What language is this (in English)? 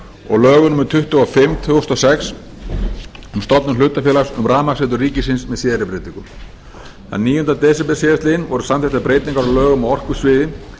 Icelandic